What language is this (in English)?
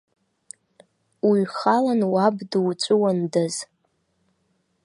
Abkhazian